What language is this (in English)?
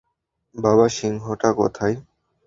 Bangla